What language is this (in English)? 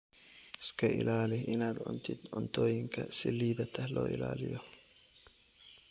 Somali